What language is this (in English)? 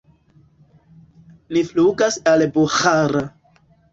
Esperanto